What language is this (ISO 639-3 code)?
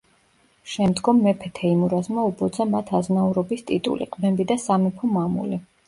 kat